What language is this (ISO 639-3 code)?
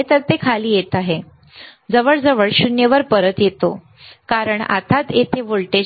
mar